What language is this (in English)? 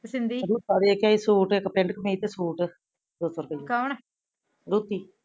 Punjabi